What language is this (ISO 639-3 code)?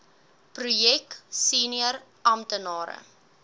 afr